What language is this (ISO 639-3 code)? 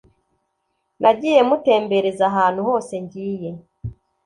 kin